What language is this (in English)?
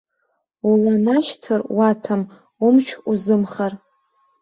Abkhazian